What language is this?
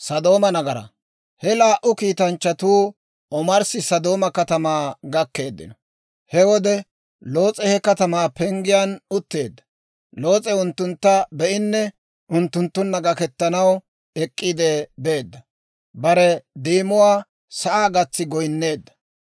Dawro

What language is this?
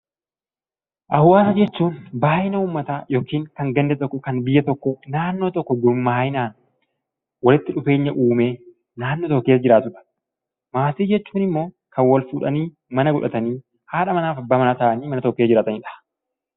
Oromo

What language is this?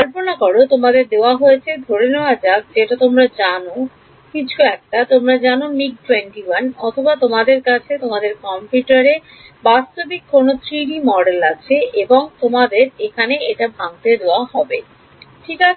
Bangla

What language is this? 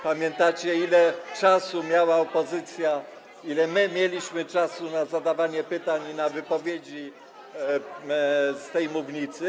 Polish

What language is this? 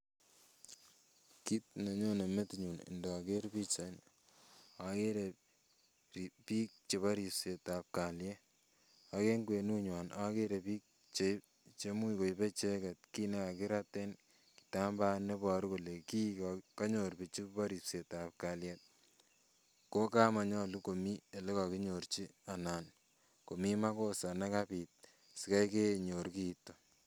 Kalenjin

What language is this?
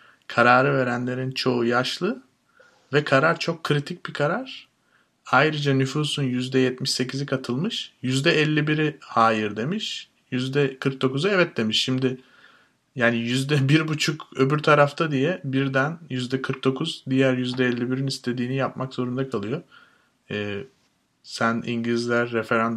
Turkish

